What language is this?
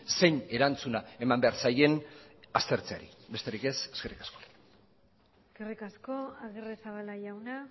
Basque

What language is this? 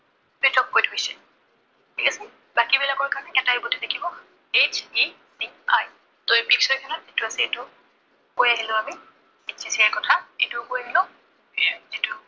Assamese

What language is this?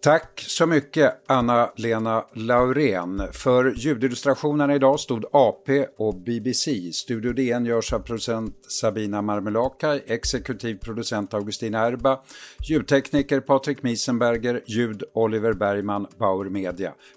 Swedish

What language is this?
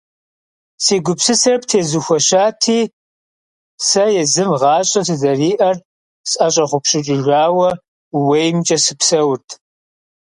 Kabardian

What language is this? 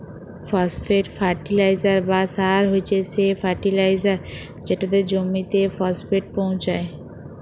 Bangla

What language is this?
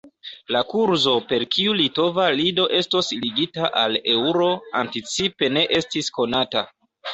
Esperanto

